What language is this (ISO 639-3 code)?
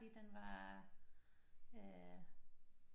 dan